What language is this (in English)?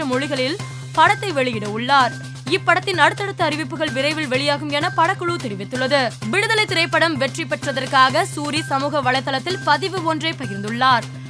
Tamil